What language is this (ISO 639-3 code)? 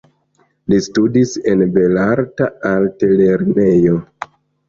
epo